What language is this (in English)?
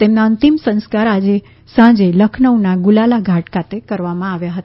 Gujarati